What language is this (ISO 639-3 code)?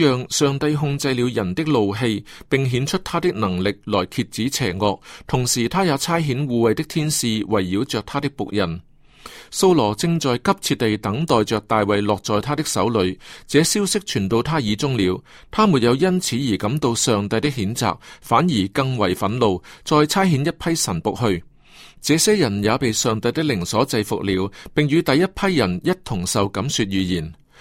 zho